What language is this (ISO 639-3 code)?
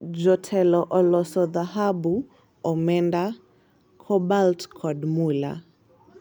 luo